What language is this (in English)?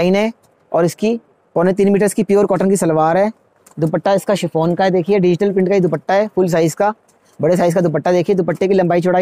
Hindi